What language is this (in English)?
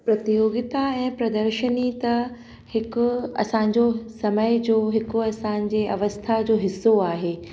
Sindhi